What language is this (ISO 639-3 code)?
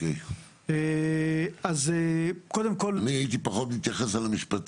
heb